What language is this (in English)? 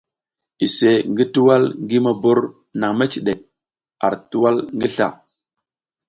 South Giziga